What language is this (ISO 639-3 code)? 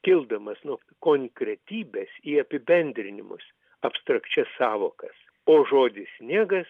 lit